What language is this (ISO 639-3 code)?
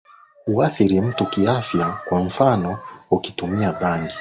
swa